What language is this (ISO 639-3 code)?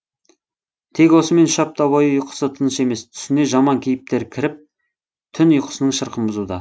kaz